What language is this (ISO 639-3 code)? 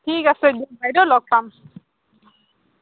asm